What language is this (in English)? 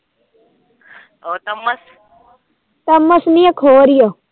Punjabi